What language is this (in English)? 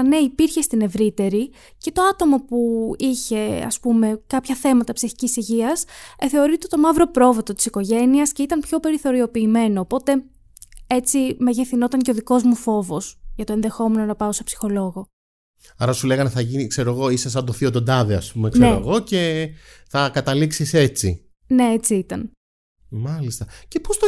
Greek